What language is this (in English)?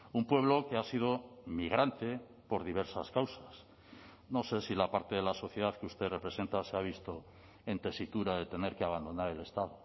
Spanish